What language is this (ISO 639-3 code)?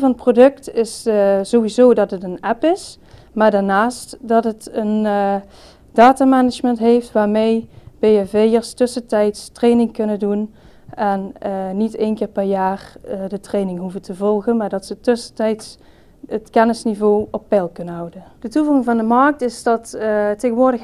nld